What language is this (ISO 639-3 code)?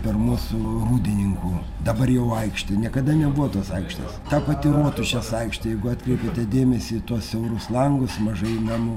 lit